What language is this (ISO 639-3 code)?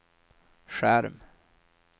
swe